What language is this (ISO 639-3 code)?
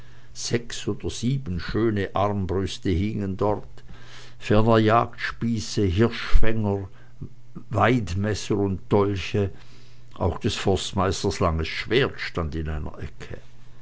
deu